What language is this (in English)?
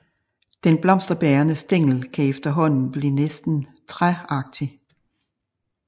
Danish